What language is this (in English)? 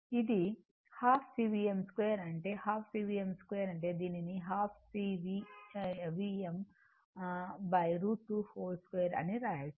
Telugu